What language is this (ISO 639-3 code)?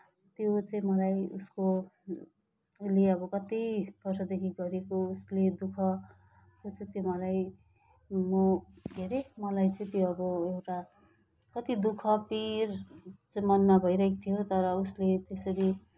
nep